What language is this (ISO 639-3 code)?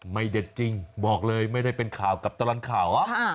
tha